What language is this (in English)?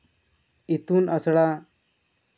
Santali